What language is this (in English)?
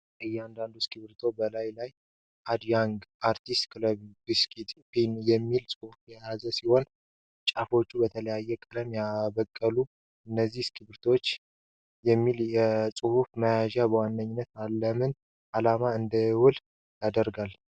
Amharic